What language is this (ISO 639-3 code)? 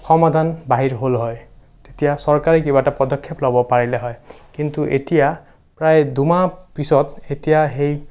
asm